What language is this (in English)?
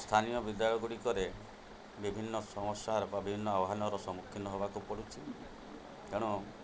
Odia